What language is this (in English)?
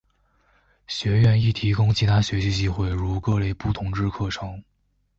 Chinese